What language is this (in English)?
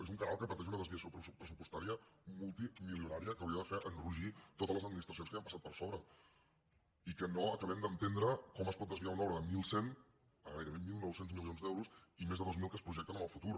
Catalan